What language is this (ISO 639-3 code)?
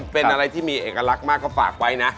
tha